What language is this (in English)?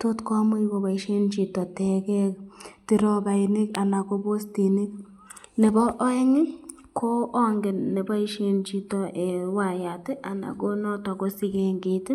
Kalenjin